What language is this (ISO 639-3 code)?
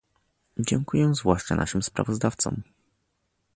pol